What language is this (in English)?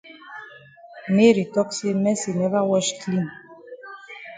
Cameroon Pidgin